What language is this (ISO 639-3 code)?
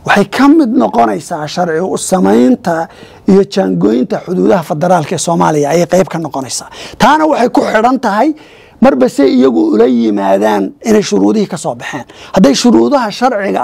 ara